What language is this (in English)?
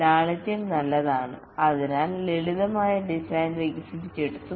Malayalam